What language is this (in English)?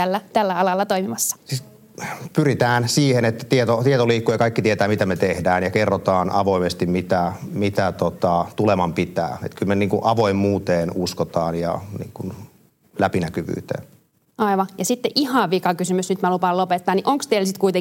Finnish